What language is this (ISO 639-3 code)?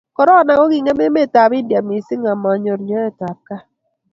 kln